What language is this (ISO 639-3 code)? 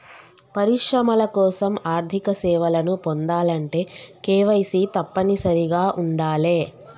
tel